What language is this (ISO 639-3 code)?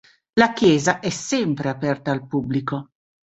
ita